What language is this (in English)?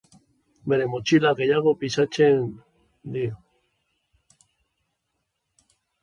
Basque